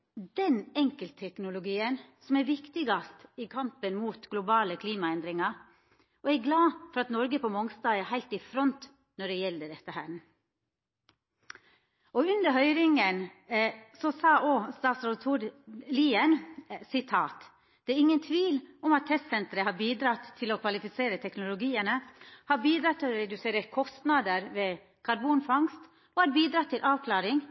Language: Norwegian Nynorsk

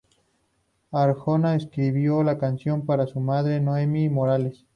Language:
Spanish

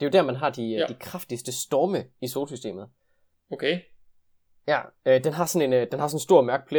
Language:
Danish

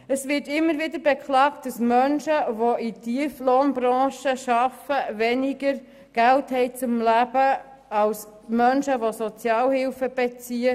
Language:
Swiss German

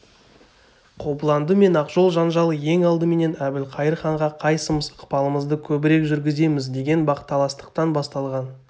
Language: Kazakh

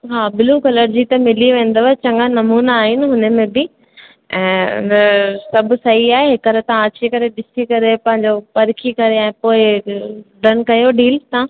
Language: Sindhi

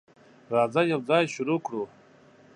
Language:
Pashto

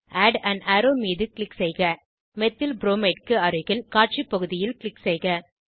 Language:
Tamil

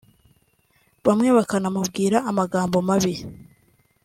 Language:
Kinyarwanda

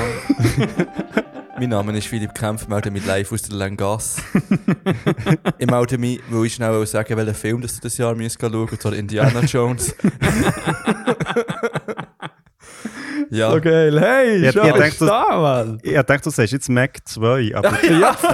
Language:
German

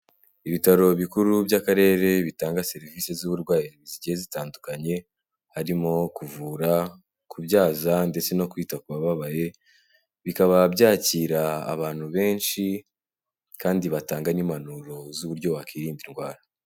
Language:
Kinyarwanda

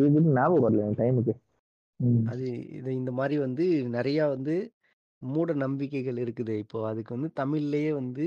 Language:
Tamil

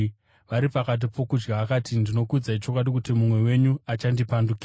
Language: Shona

